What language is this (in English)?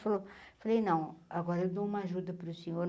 Portuguese